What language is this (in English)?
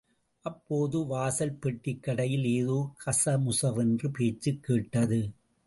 Tamil